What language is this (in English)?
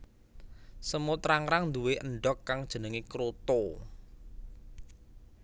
Javanese